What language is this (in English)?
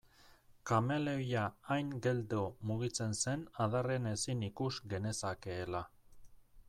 Basque